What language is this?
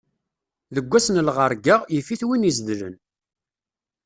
Kabyle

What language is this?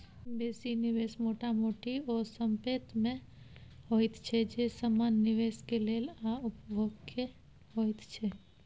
Maithili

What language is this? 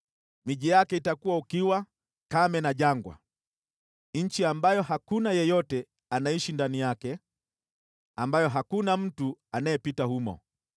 Swahili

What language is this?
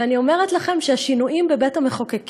Hebrew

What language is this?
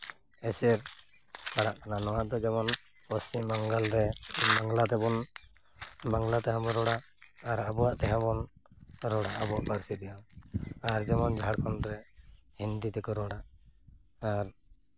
Santali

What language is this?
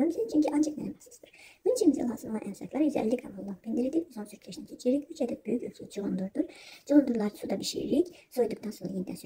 Turkish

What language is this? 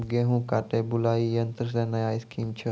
Maithili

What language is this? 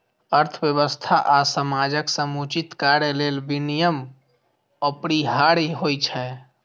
Maithili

